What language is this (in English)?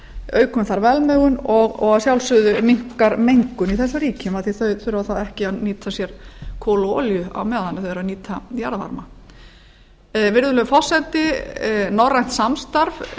Icelandic